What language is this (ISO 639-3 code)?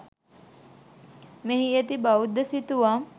sin